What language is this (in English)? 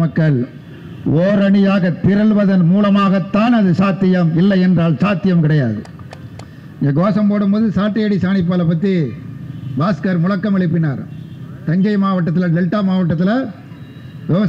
Indonesian